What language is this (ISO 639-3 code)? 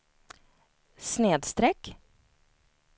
swe